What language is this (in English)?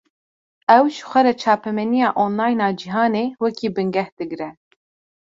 Kurdish